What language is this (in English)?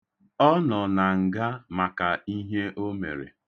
Igbo